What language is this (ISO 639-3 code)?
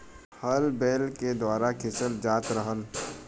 bho